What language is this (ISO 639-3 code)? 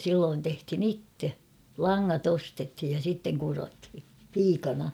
fin